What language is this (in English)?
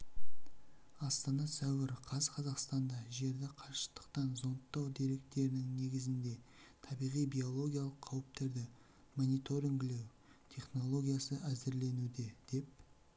Kazakh